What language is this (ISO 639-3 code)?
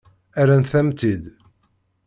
kab